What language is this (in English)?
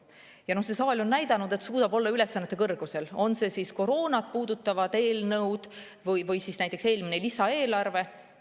Estonian